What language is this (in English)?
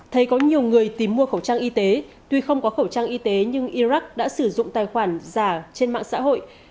Vietnamese